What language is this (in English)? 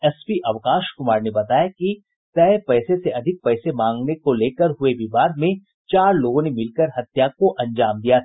Hindi